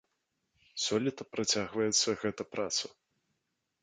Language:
Belarusian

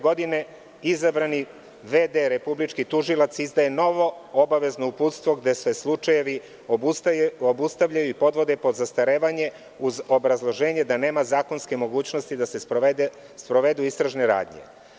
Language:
Serbian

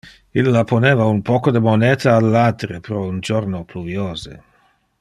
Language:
Interlingua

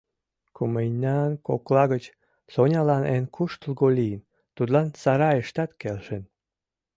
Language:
Mari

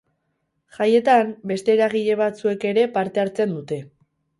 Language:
Basque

